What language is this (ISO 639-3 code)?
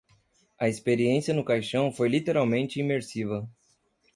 por